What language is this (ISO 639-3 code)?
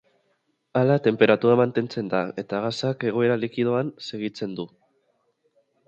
eus